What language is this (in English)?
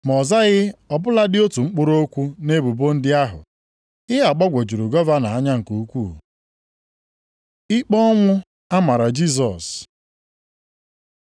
Igbo